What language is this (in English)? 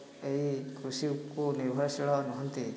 Odia